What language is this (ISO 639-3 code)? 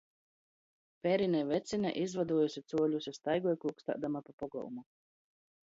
ltg